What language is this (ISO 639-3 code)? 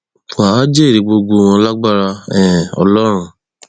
yor